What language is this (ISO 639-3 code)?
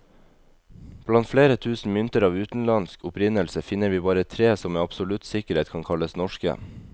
nor